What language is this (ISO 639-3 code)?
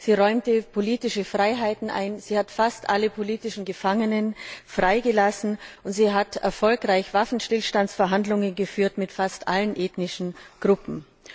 deu